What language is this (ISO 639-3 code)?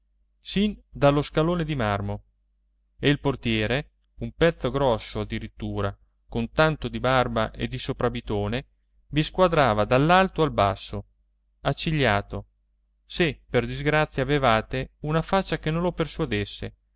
ita